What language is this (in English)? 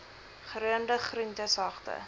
Afrikaans